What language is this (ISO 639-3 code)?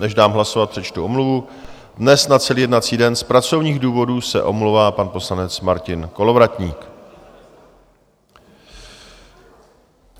ces